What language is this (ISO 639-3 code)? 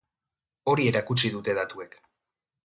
eus